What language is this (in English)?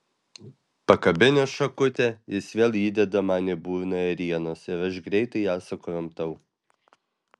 Lithuanian